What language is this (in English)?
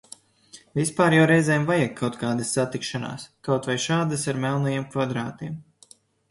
Latvian